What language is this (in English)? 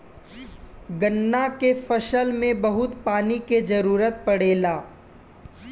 Bhojpuri